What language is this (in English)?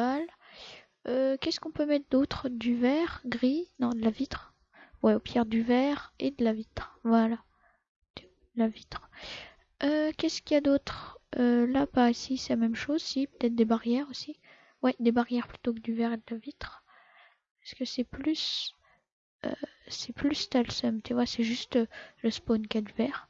French